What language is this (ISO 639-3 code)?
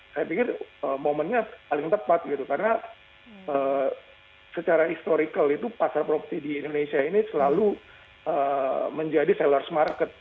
ind